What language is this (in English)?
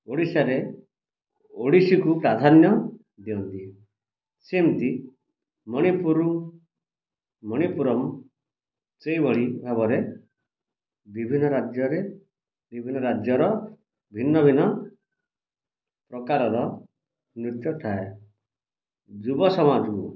Odia